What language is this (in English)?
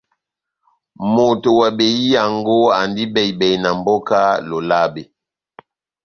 Batanga